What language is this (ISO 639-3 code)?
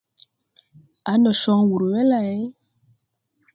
tui